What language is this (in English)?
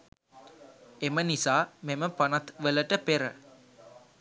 Sinhala